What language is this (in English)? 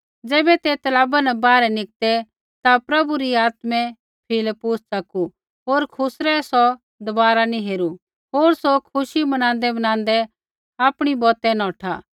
Kullu Pahari